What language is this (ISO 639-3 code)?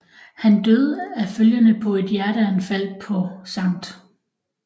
dan